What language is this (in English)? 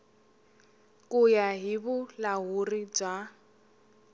Tsonga